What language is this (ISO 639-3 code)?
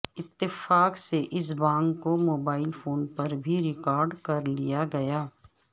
urd